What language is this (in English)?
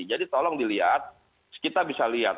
Indonesian